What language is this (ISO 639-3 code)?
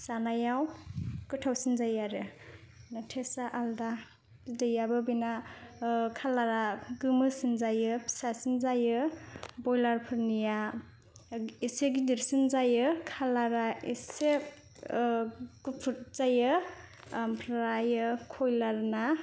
brx